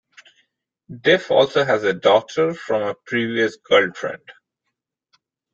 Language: English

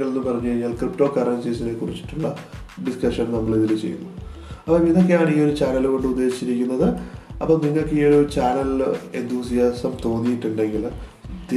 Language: Malayalam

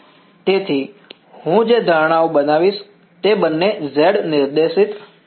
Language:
Gujarati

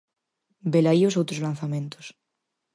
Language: Galician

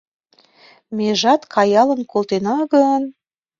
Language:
Mari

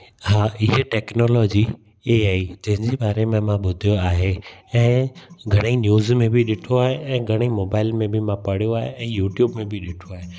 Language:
Sindhi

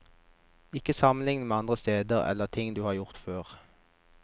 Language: Norwegian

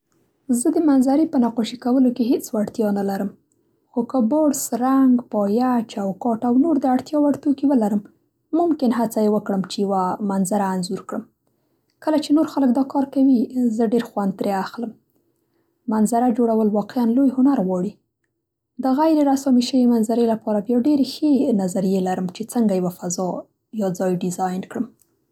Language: Central Pashto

